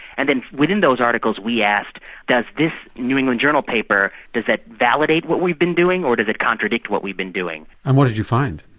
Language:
English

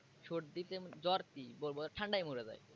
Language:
Bangla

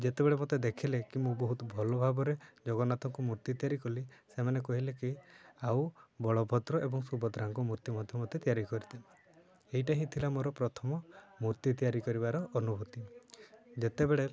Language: Odia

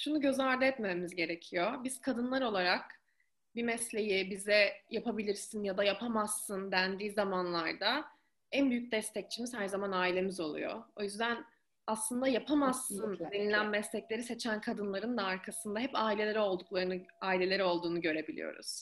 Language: Turkish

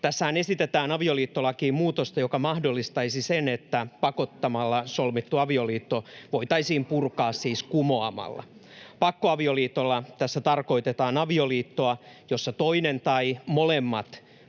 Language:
Finnish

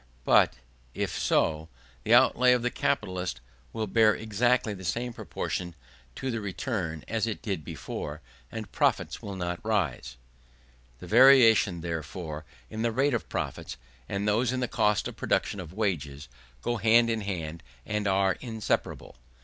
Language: English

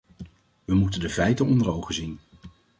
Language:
Dutch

